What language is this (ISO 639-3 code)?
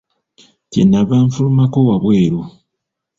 lug